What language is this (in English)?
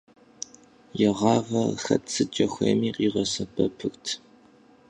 Kabardian